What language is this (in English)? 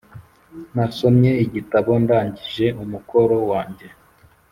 Kinyarwanda